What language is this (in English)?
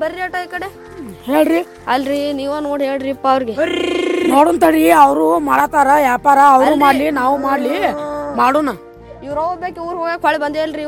Kannada